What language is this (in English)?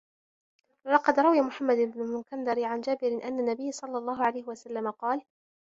Arabic